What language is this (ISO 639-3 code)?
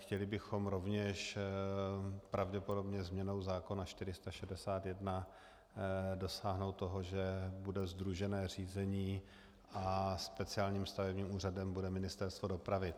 ces